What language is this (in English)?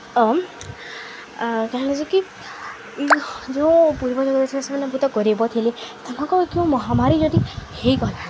Odia